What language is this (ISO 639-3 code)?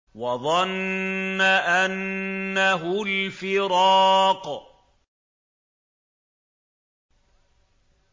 ara